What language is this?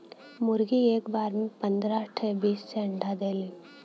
Bhojpuri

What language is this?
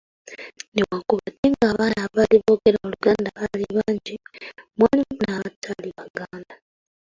Ganda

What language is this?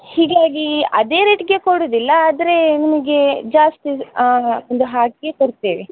Kannada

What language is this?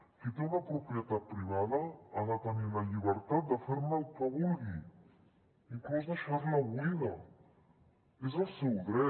Catalan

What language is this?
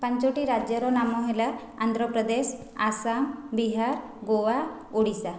Odia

